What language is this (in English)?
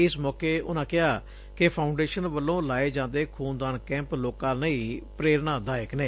Punjabi